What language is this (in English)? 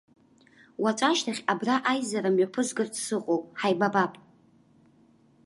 Abkhazian